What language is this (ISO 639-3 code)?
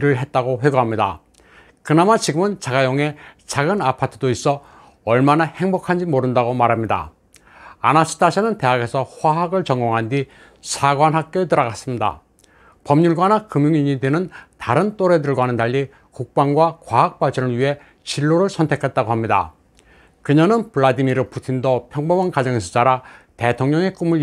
kor